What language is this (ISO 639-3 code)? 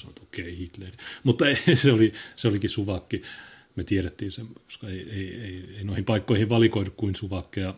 fin